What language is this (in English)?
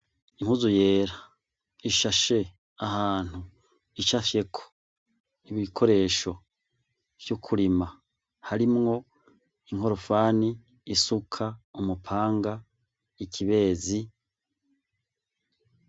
Rundi